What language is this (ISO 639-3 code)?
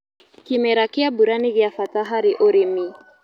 kik